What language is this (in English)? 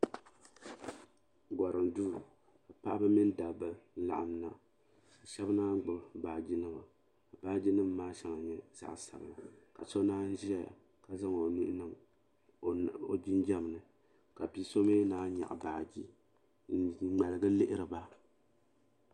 Dagbani